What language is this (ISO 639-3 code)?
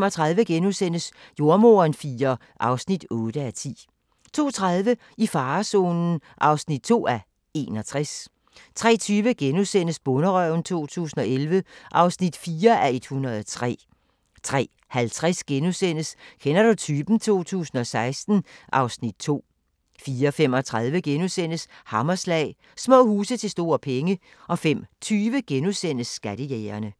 dan